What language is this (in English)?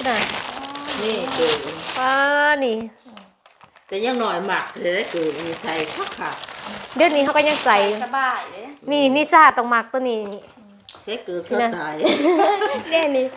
Thai